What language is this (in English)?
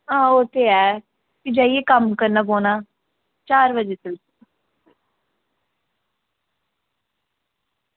Dogri